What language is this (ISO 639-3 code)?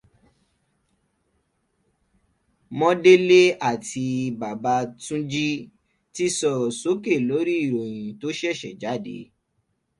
yor